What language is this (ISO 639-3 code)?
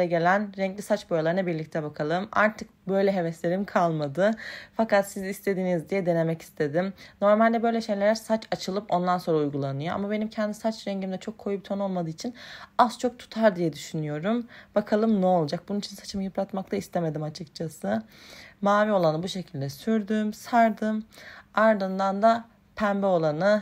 tur